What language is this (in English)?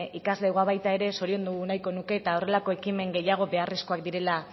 Basque